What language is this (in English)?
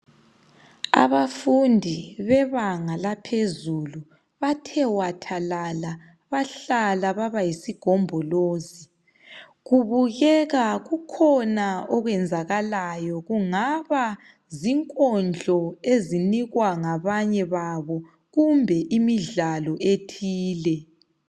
North Ndebele